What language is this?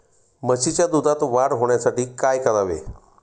Marathi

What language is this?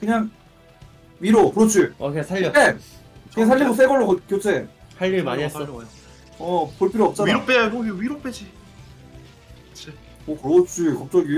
Korean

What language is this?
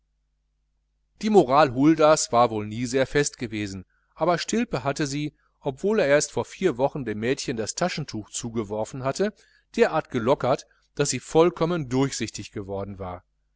German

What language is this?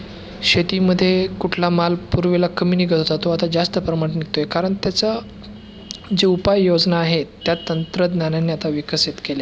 Marathi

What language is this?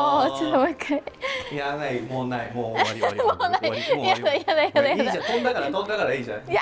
Japanese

